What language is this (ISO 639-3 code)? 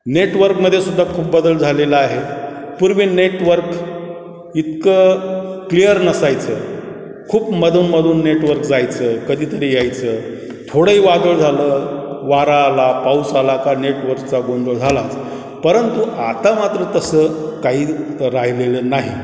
mar